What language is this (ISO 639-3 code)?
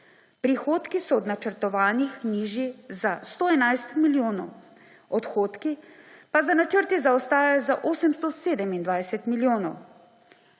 slv